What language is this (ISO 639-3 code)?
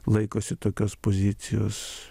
lit